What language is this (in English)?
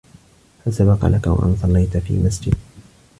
Arabic